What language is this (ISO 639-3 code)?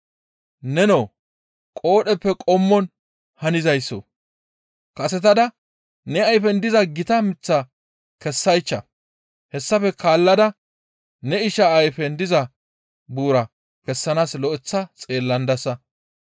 gmv